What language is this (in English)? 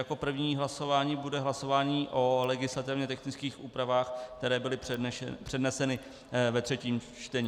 Czech